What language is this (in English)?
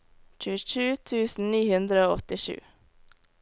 Norwegian